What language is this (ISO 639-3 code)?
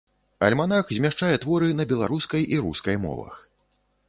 bel